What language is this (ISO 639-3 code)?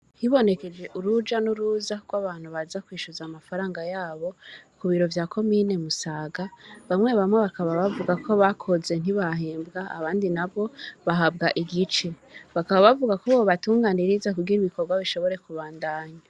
run